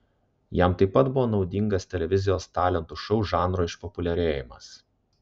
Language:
Lithuanian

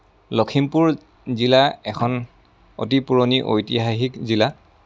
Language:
Assamese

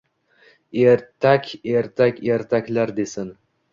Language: Uzbek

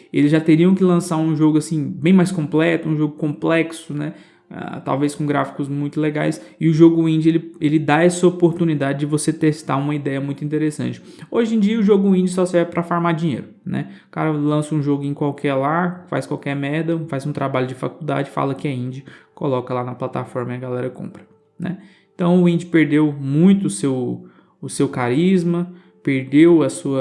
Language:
Portuguese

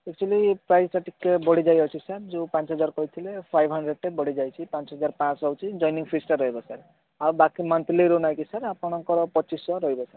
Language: Odia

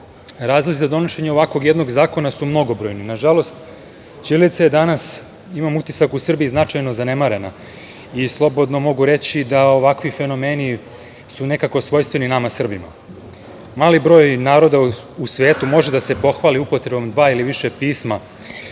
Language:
Serbian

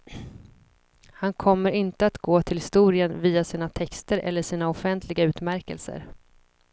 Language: Swedish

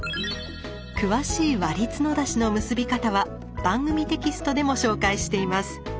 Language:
Japanese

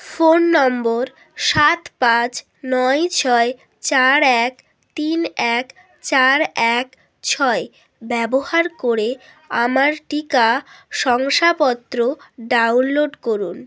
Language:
Bangla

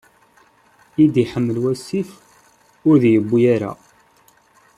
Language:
Kabyle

